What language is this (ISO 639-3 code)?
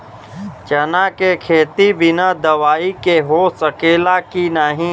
bho